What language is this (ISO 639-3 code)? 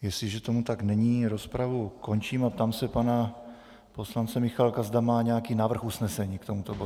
ces